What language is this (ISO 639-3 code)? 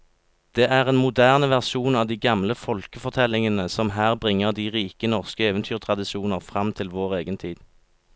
nor